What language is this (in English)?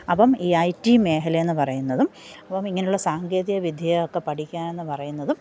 Malayalam